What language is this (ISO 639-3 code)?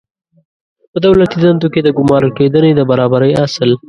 pus